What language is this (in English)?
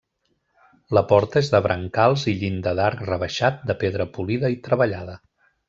Catalan